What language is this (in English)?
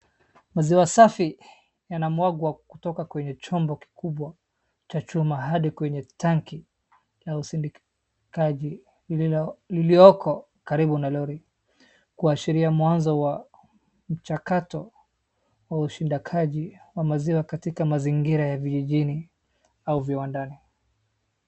Swahili